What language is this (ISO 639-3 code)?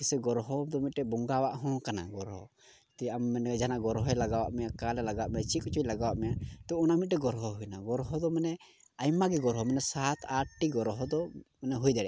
sat